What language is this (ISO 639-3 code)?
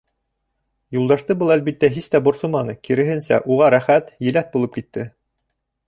bak